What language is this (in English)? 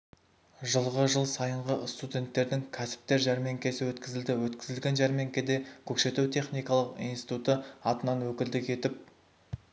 Kazakh